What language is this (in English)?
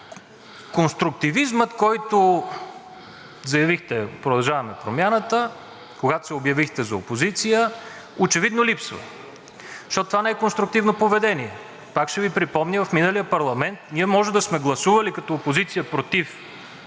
Bulgarian